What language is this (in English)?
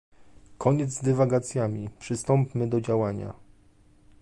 Polish